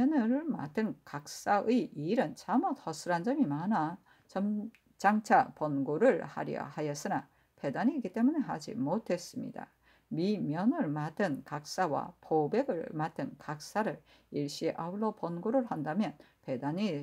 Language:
Korean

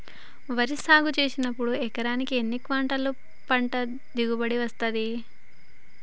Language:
Telugu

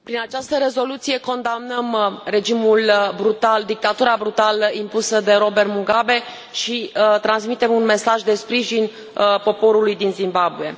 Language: Romanian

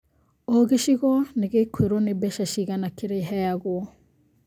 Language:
Kikuyu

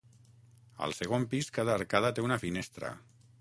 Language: Catalan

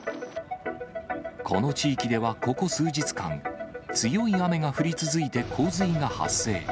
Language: Japanese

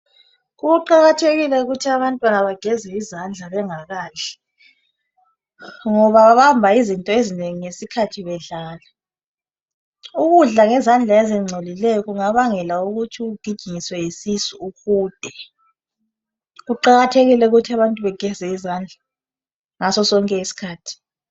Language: North Ndebele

